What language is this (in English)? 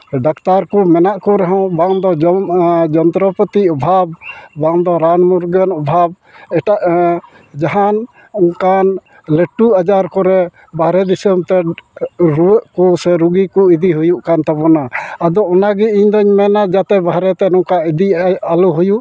Santali